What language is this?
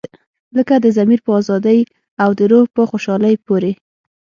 Pashto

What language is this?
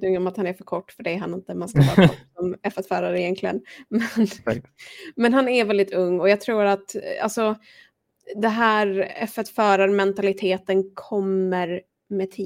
Swedish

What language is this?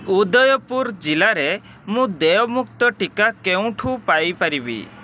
Odia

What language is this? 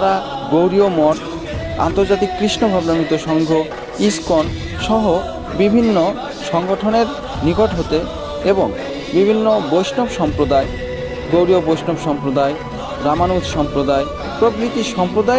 Bangla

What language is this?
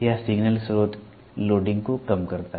Hindi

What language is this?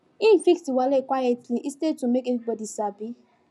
Nigerian Pidgin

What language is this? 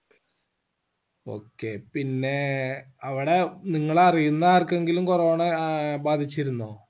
Malayalam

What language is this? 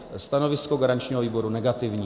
Czech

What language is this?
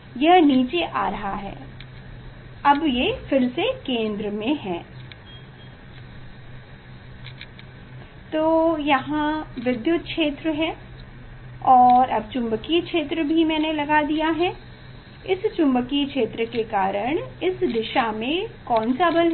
Hindi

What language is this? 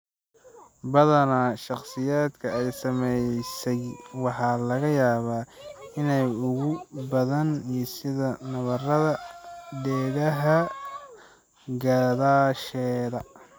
Somali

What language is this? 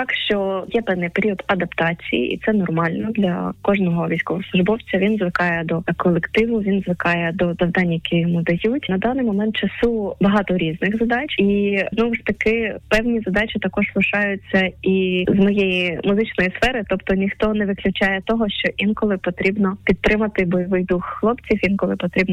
Ukrainian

